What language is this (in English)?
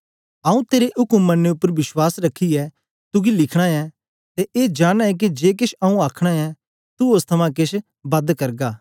Dogri